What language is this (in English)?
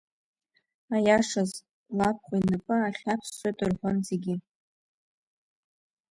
Abkhazian